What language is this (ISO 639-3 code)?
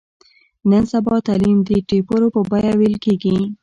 pus